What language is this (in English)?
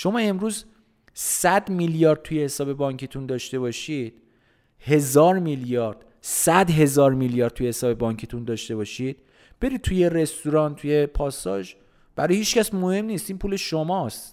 Persian